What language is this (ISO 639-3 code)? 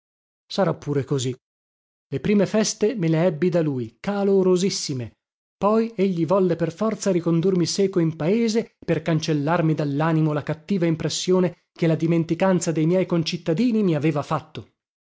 ita